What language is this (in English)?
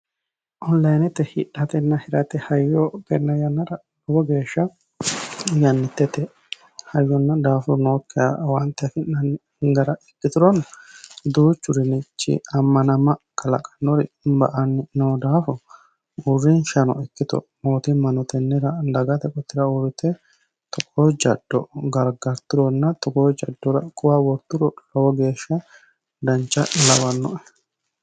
Sidamo